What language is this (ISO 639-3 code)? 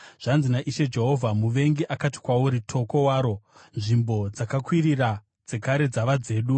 sna